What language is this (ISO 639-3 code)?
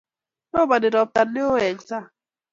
kln